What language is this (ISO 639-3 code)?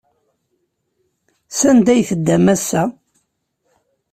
kab